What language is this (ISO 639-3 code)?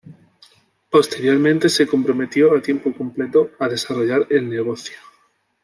spa